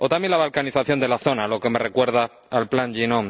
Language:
Spanish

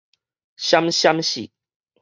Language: Min Nan Chinese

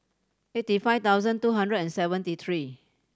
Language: English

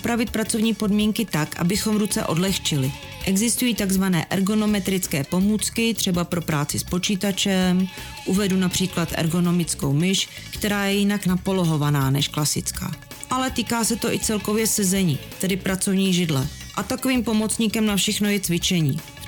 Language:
Czech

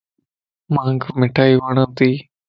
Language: Lasi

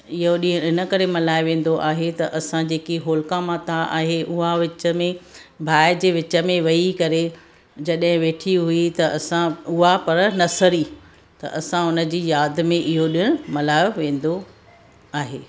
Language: Sindhi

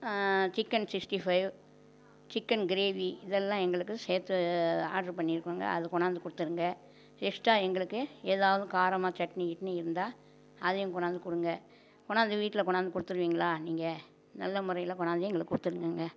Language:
Tamil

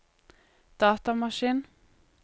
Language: Norwegian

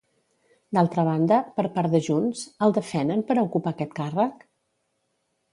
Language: Catalan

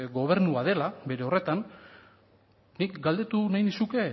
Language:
Basque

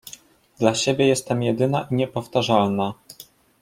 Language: Polish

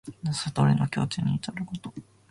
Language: Japanese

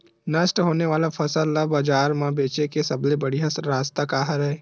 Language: Chhattisgarhi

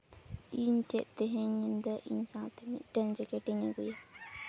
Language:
Santali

